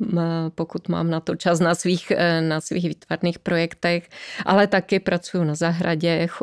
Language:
Czech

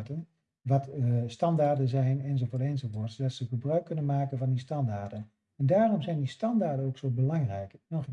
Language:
Dutch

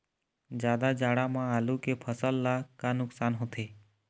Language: Chhattisgarhi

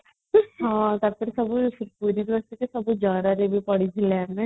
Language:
Odia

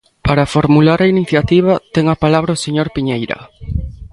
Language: Galician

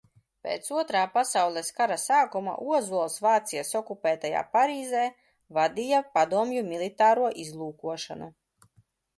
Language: Latvian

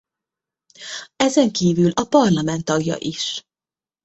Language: Hungarian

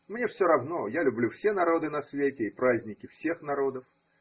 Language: Russian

